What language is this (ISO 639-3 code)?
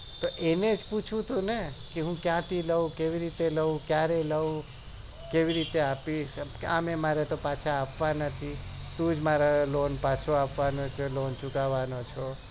guj